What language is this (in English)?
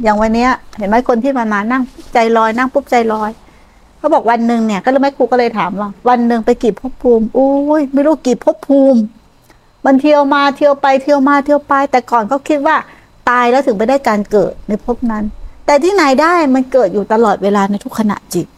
Thai